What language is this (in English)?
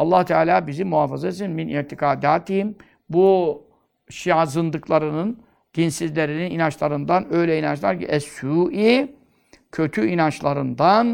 Turkish